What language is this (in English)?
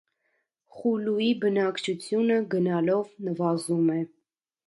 Armenian